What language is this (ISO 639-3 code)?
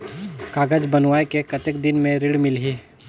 hne